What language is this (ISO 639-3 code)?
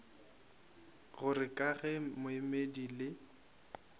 nso